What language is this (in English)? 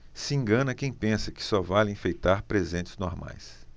Portuguese